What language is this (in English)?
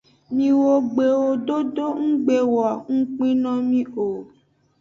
Aja (Benin)